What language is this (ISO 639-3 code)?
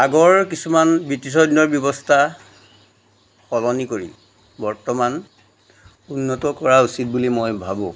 asm